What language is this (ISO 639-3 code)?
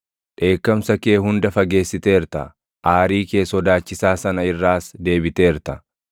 orm